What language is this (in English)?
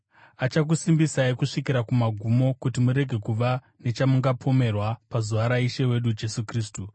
Shona